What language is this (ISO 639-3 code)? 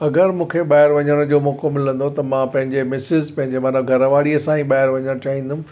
snd